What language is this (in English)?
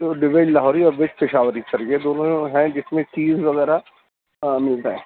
Urdu